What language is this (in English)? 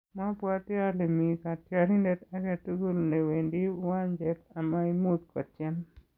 Kalenjin